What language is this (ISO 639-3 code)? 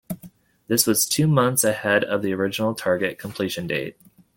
eng